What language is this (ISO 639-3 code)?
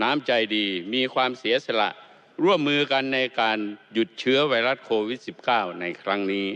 tha